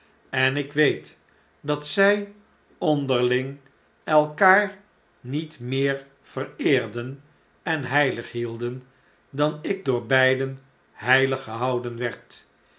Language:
Dutch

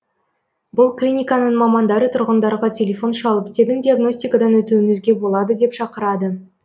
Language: Kazakh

